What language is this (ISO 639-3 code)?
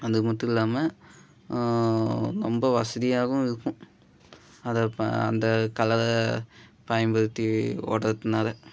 tam